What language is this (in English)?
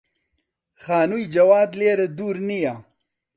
Central Kurdish